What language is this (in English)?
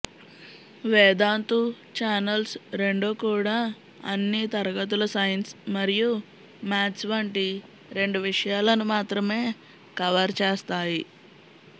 Telugu